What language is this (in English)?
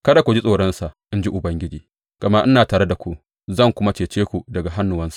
Hausa